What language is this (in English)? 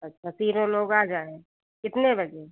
Hindi